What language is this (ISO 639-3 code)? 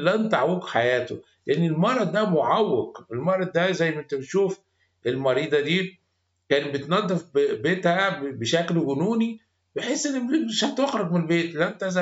ara